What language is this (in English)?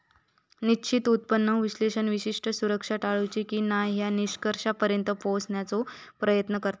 Marathi